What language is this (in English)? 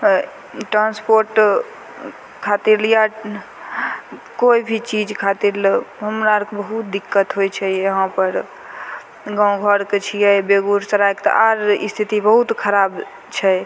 Maithili